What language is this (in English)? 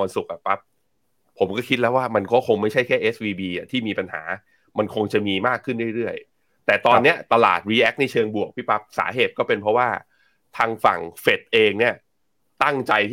Thai